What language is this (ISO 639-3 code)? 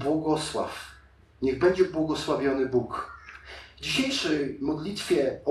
pol